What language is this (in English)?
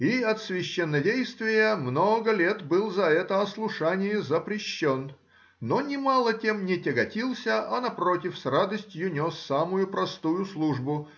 Russian